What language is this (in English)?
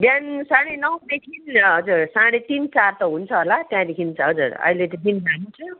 Nepali